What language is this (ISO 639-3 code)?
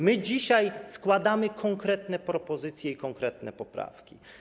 pol